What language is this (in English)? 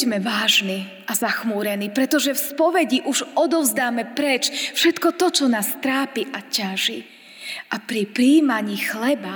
Slovak